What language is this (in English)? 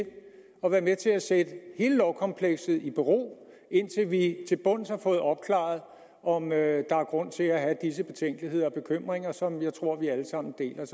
Danish